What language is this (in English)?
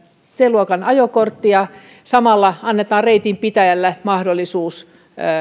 Finnish